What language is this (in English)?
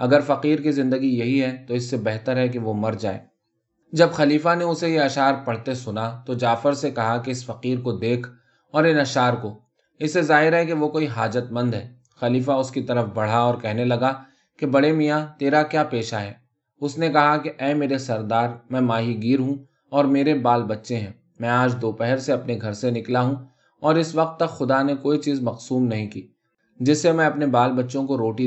Urdu